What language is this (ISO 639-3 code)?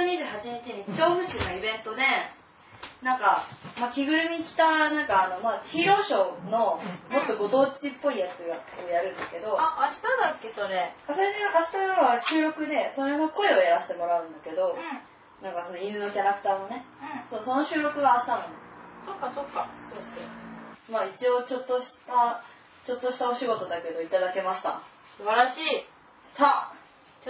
jpn